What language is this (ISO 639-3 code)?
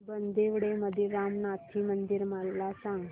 mar